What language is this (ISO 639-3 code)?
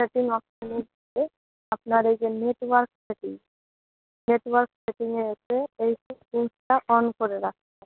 ben